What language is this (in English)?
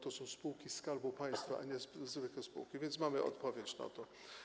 Polish